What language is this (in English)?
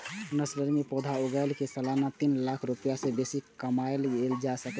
Maithili